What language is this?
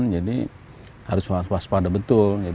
Indonesian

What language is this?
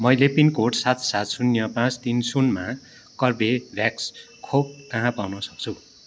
Nepali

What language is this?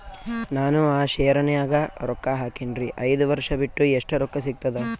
Kannada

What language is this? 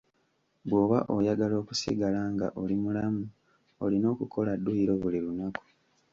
Ganda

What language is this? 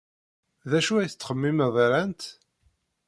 Kabyle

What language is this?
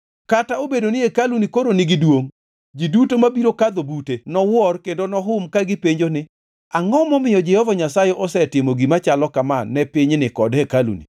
Luo (Kenya and Tanzania)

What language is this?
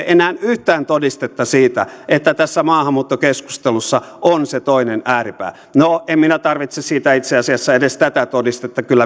Finnish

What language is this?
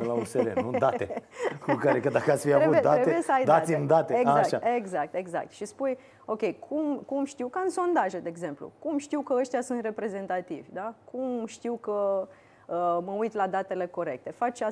Romanian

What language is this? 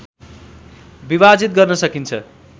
Nepali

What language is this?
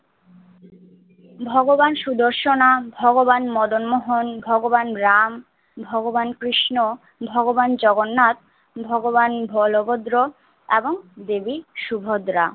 Bangla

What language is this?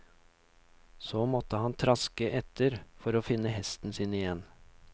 Norwegian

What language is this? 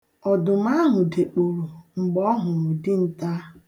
Igbo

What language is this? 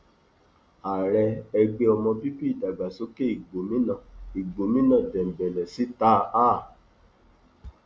Yoruba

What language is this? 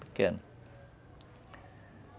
Portuguese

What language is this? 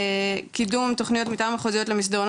Hebrew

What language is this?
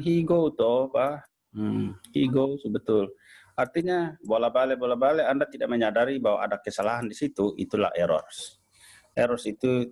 Indonesian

